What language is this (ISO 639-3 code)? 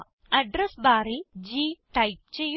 mal